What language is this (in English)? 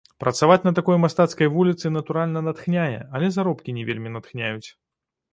Belarusian